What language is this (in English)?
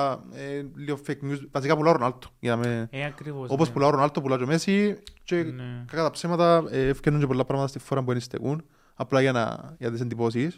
Greek